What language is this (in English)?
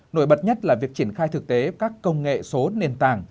Vietnamese